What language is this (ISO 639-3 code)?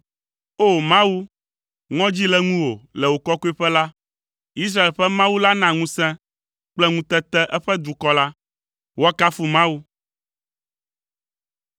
ewe